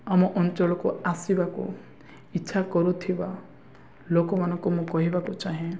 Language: Odia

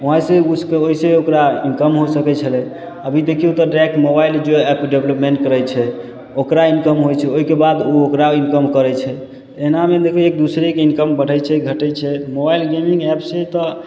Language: Maithili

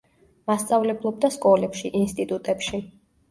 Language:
Georgian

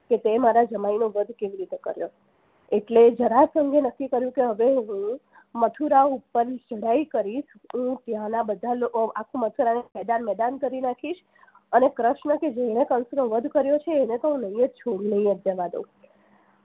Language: Gujarati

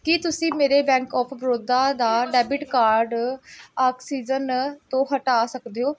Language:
Punjabi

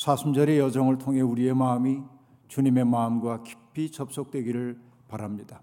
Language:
Korean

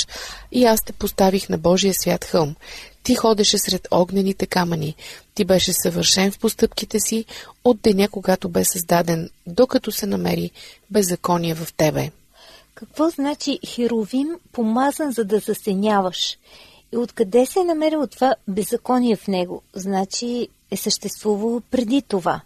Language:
Bulgarian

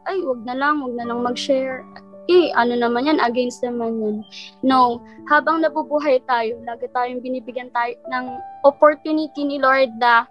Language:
Filipino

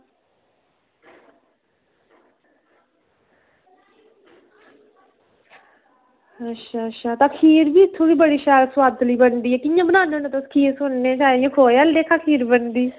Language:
Dogri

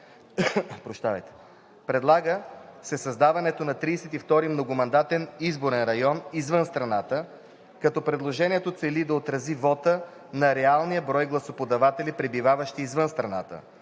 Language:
Bulgarian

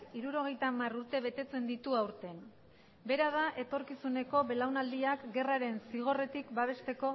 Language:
Basque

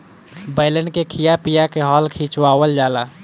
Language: Bhojpuri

